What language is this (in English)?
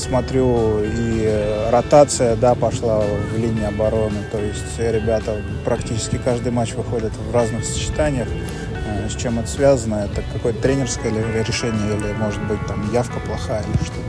Russian